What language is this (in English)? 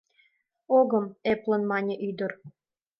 Mari